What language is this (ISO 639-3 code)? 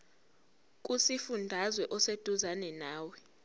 zul